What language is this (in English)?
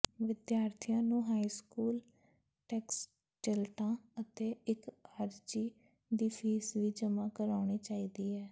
Punjabi